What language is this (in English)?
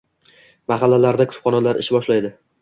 Uzbek